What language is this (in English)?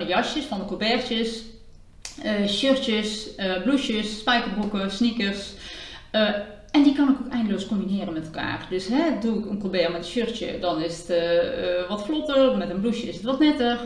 Dutch